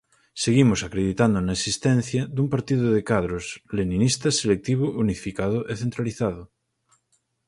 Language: Galician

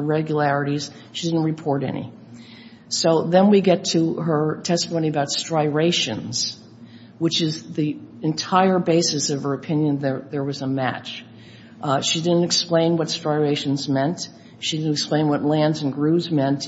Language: English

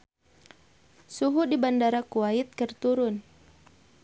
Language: Sundanese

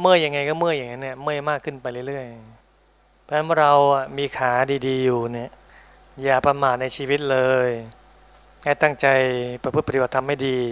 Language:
Thai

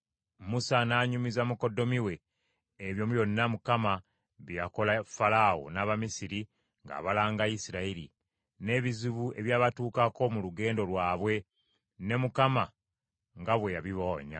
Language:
Ganda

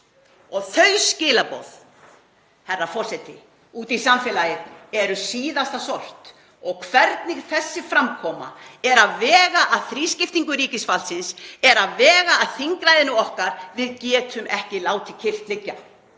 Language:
Icelandic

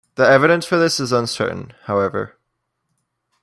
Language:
English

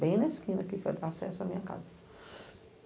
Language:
Portuguese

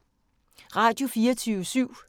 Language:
Danish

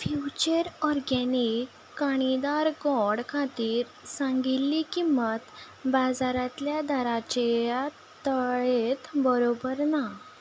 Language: Konkani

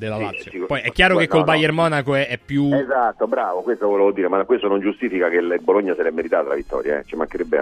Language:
Italian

